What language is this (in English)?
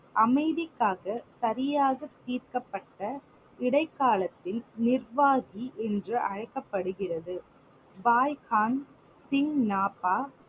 Tamil